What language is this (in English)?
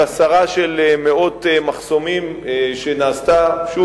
Hebrew